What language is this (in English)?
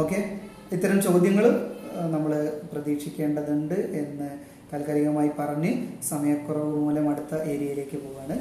Malayalam